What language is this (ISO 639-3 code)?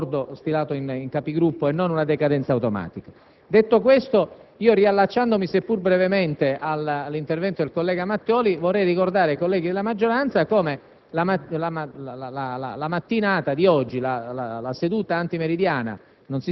ita